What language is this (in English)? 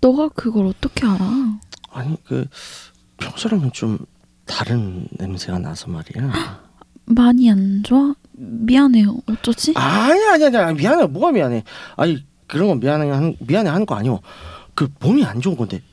Korean